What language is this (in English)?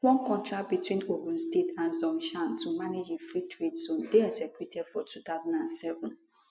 Nigerian Pidgin